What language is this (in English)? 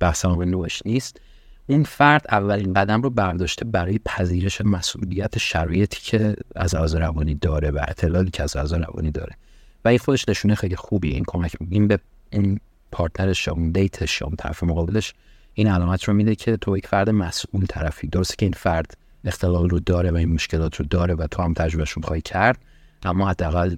Persian